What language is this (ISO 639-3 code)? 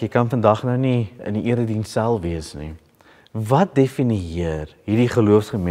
nld